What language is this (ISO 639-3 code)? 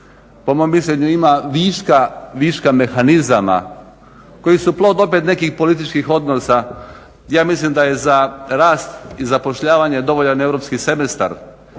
hrv